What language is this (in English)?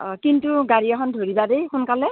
Assamese